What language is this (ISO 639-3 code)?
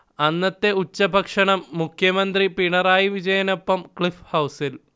mal